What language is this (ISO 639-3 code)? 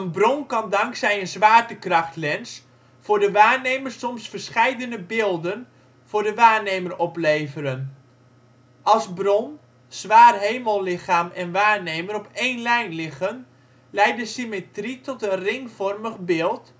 nld